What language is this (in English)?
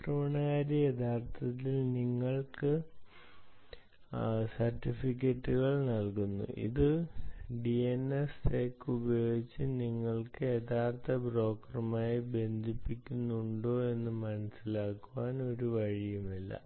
Malayalam